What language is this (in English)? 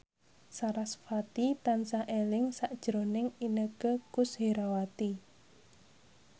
Javanese